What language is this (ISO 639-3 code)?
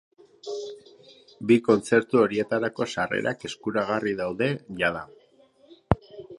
eus